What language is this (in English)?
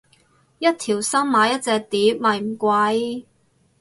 Cantonese